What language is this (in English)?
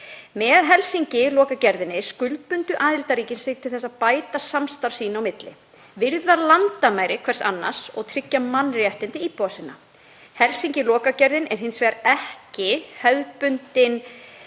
Icelandic